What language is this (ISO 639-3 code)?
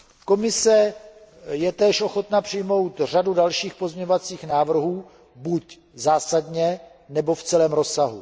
ces